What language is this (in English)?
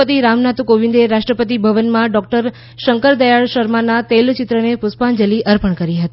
Gujarati